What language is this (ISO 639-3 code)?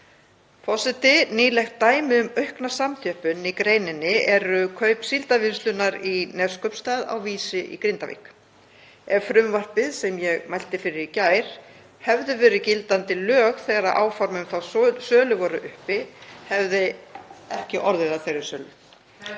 isl